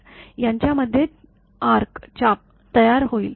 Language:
Marathi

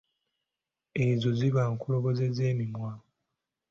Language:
Ganda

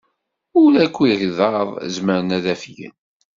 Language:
Kabyle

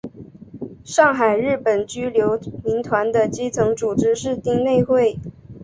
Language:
Chinese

